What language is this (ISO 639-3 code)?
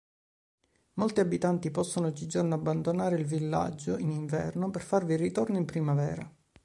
ita